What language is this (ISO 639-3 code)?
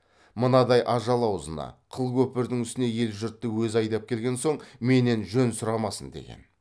kaz